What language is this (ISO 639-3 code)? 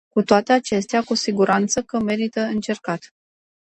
ron